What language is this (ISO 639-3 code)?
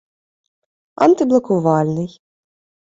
ukr